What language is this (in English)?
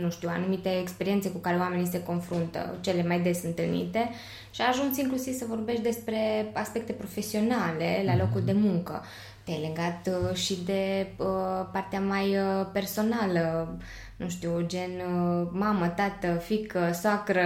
Romanian